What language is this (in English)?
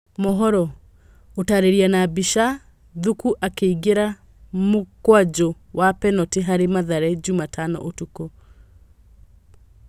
Kikuyu